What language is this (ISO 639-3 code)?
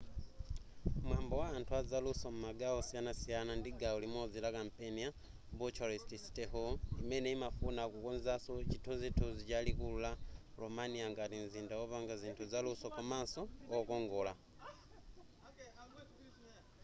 nya